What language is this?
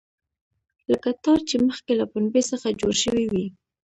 Pashto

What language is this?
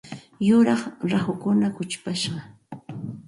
Santa Ana de Tusi Pasco Quechua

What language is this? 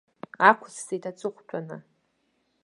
Abkhazian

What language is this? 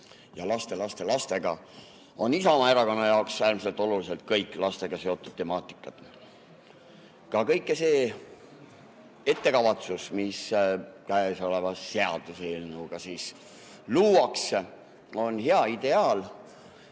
Estonian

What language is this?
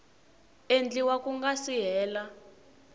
Tsonga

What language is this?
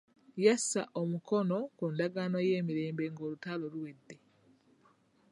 Ganda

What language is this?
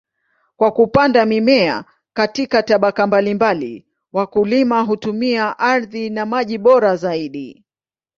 Swahili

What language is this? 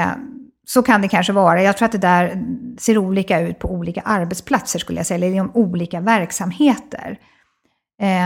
Swedish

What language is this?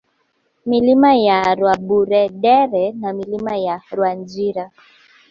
Swahili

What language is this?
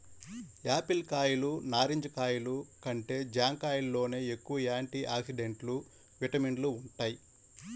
Telugu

